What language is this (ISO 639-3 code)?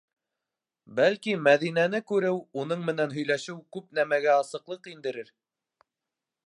bak